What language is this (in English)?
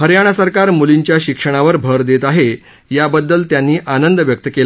Marathi